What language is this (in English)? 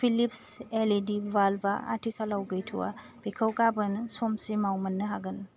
Bodo